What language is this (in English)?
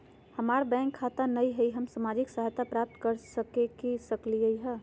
Magahi